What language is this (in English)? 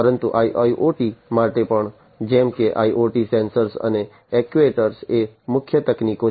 Gujarati